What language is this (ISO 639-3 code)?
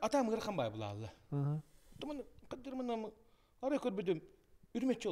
tur